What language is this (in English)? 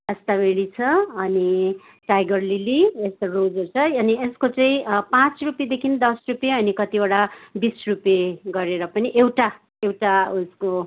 Nepali